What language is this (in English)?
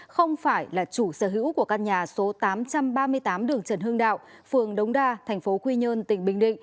Vietnamese